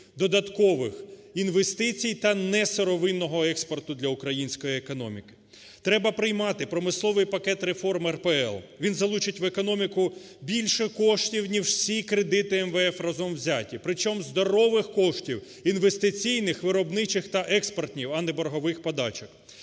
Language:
Ukrainian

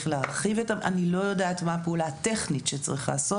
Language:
Hebrew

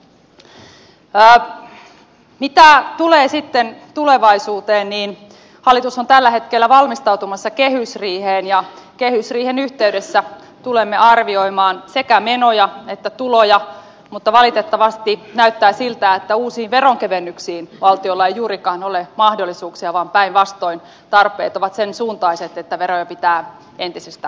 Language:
Finnish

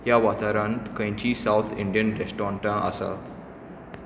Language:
Konkani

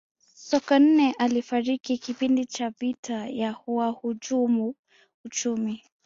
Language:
Swahili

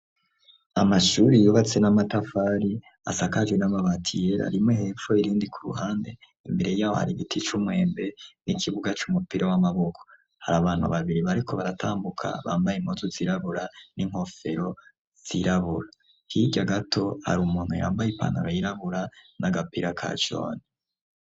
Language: Rundi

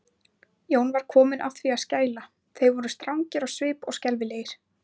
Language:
Icelandic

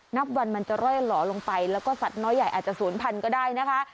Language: Thai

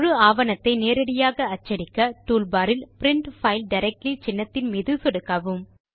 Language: Tamil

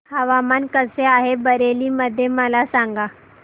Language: Marathi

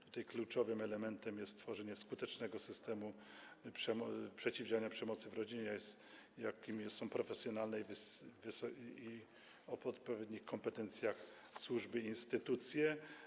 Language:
Polish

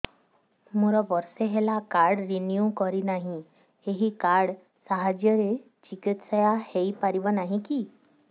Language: Odia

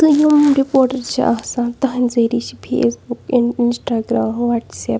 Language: Kashmiri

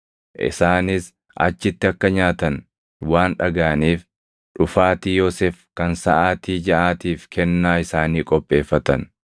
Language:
Oromo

